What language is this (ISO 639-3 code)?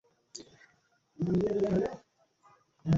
ben